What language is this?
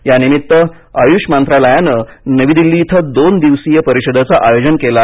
Marathi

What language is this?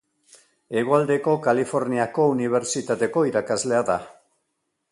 Basque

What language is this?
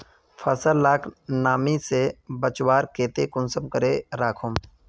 Magahi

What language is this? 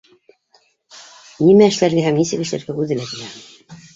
Bashkir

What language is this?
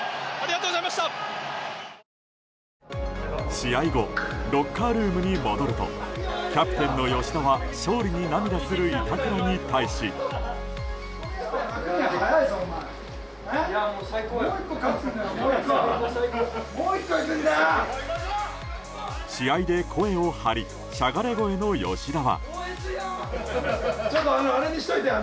Japanese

